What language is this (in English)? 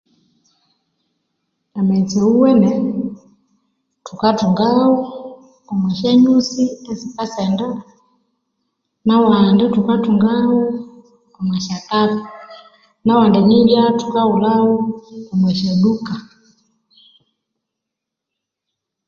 Konzo